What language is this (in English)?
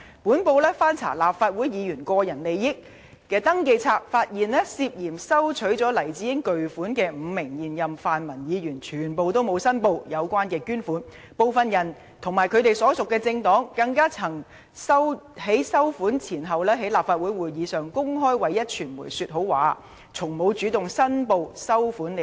Cantonese